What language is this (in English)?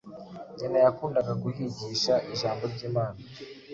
Kinyarwanda